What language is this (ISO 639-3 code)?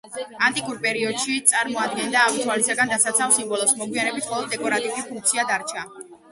kat